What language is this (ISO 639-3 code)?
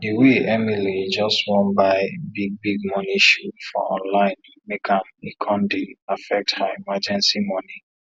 pcm